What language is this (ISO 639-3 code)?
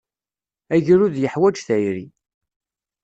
kab